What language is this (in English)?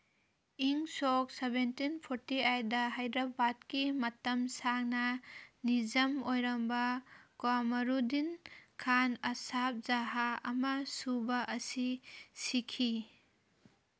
Manipuri